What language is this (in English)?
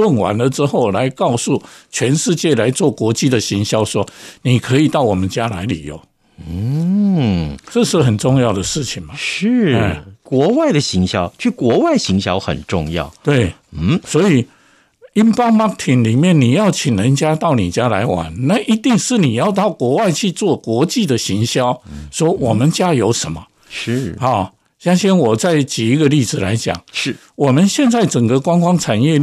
Chinese